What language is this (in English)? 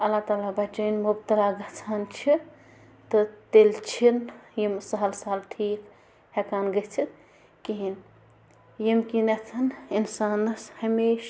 Kashmiri